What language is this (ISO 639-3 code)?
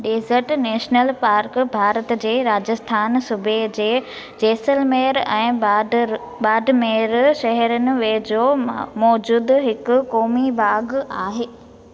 snd